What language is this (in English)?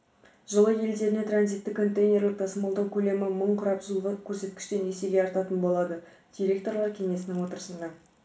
Kazakh